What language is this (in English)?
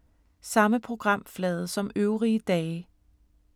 Danish